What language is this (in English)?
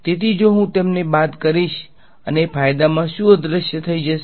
Gujarati